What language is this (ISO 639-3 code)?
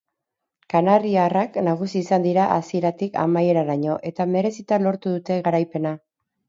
eus